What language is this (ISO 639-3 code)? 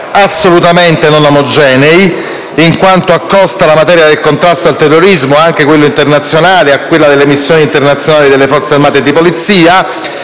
ita